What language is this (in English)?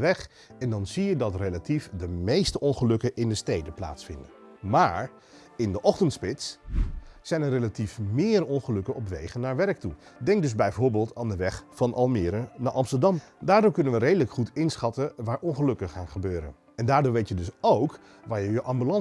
Dutch